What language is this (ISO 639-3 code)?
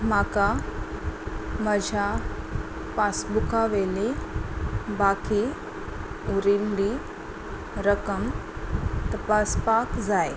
kok